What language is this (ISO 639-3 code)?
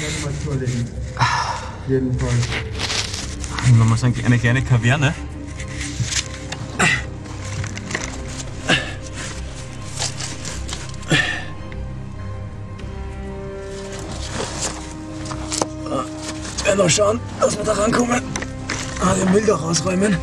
deu